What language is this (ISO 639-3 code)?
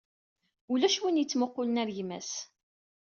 kab